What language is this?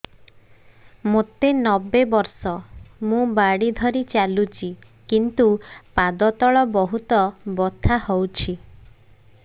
Odia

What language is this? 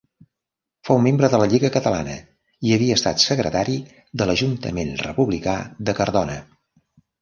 Catalan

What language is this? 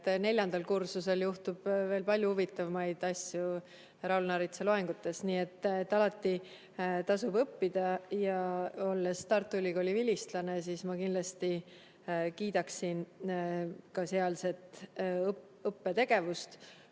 Estonian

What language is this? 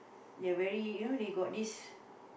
English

